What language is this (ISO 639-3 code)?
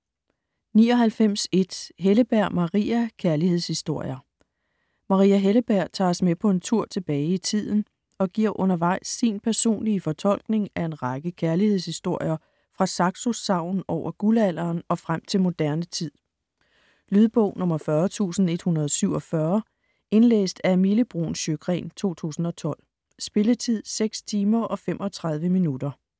dan